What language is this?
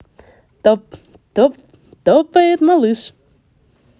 Russian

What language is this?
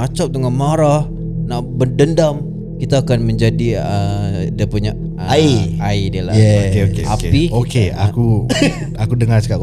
Malay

